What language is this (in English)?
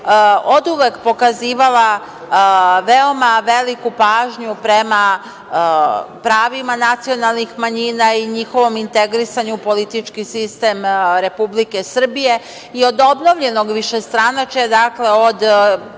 Serbian